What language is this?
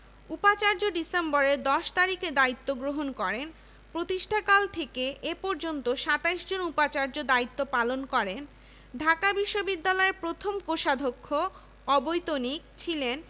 Bangla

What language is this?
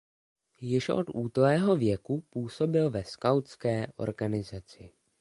Czech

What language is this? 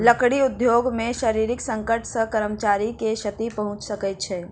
Maithili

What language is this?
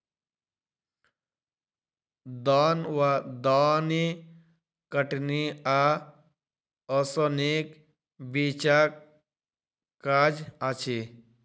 Maithili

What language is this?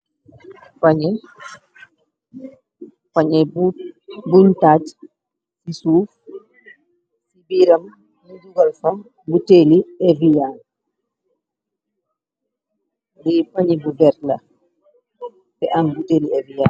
Wolof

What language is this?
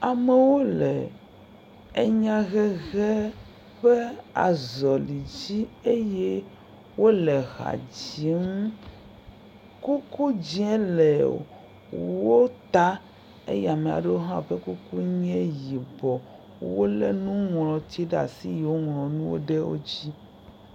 Ewe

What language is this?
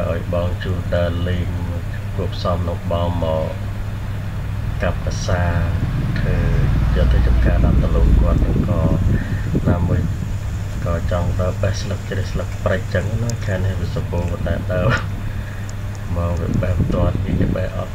Thai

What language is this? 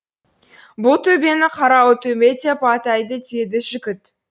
Kazakh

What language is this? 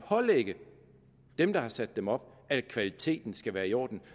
Danish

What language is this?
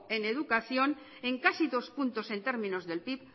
Spanish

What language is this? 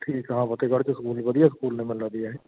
Punjabi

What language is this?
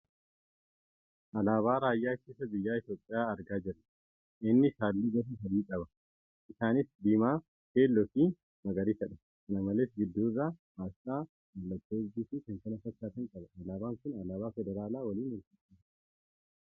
Oromo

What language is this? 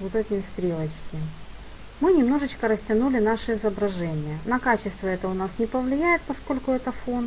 Russian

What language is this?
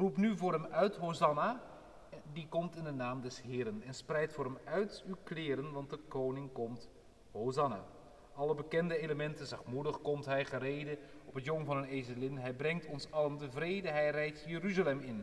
Dutch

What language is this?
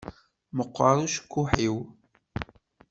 Kabyle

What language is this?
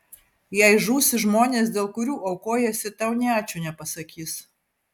Lithuanian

